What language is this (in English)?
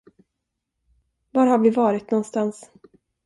Swedish